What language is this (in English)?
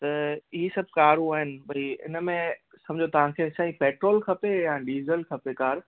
Sindhi